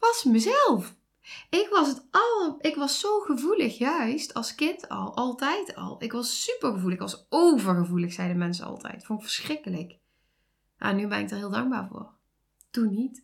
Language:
Dutch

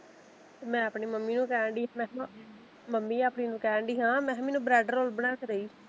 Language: Punjabi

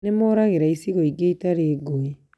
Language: Kikuyu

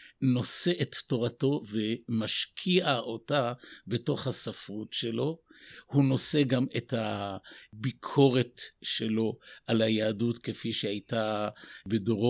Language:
Hebrew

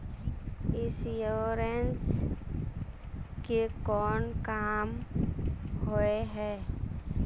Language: Magahi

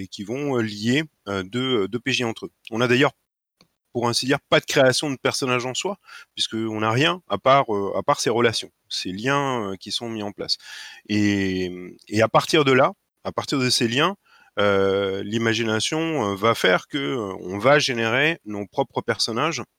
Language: French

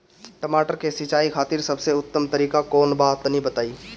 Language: Bhojpuri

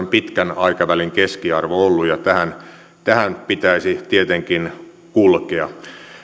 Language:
Finnish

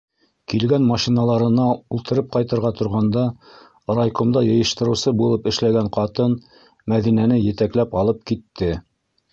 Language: Bashkir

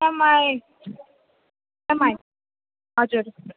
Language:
Nepali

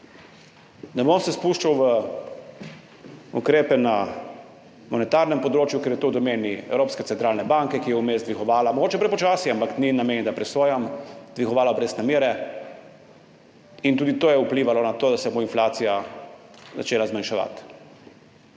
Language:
Slovenian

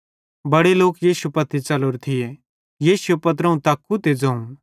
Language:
Bhadrawahi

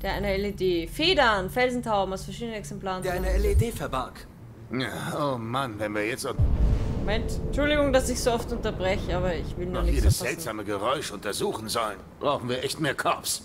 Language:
German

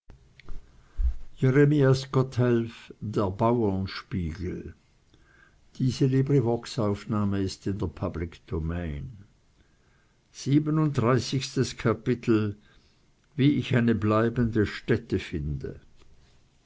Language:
German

